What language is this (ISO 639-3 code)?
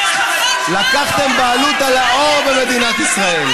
heb